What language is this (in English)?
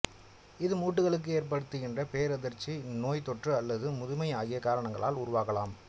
Tamil